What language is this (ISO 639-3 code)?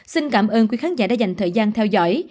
vie